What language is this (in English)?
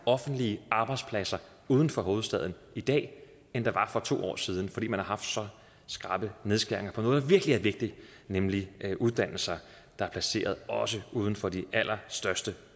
Danish